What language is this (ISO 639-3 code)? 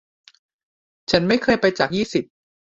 tha